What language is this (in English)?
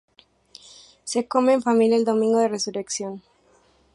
Spanish